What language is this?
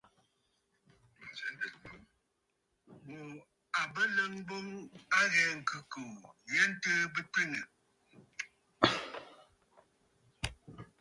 Bafut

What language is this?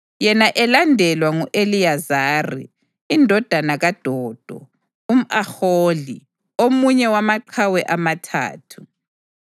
North Ndebele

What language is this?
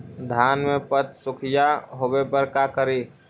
Magahi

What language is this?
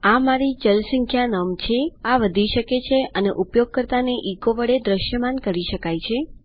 Gujarati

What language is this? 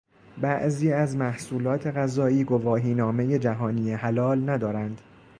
Persian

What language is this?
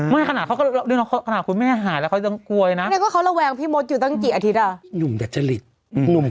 Thai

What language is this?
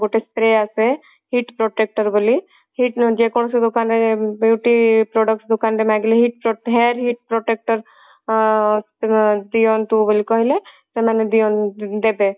Odia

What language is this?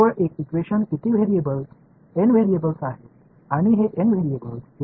Tamil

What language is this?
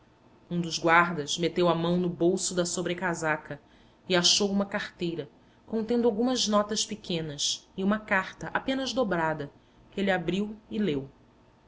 Portuguese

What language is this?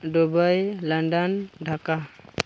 Santali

